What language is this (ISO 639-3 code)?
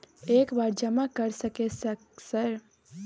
mai